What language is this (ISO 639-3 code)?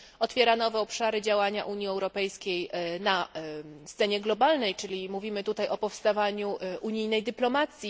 pol